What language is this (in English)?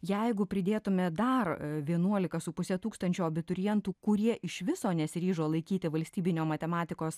Lithuanian